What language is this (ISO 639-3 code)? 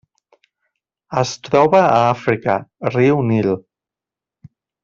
cat